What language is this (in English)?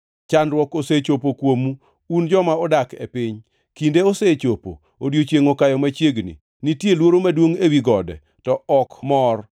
Luo (Kenya and Tanzania)